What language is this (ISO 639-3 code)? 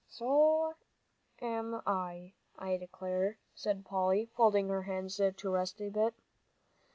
eng